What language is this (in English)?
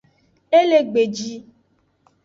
Aja (Benin)